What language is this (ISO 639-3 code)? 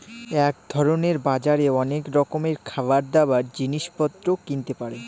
ben